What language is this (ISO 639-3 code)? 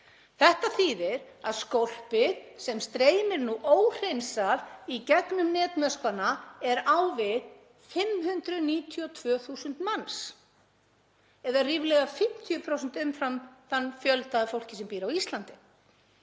isl